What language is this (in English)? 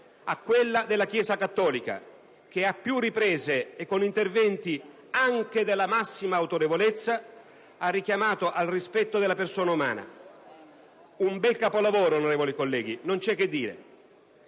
Italian